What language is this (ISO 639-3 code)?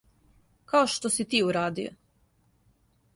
srp